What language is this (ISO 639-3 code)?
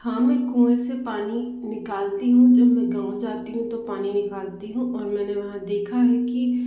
hin